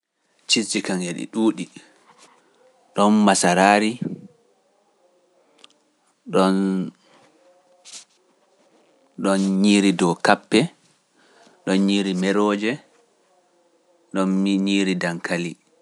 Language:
Pular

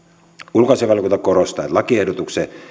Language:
Finnish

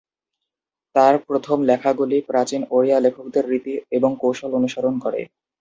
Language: Bangla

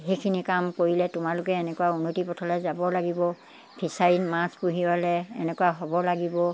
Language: Assamese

